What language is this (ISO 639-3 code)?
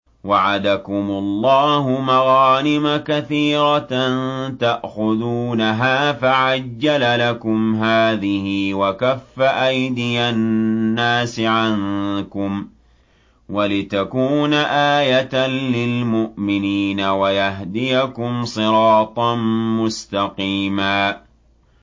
ara